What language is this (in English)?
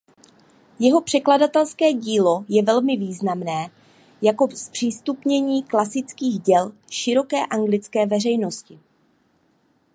Czech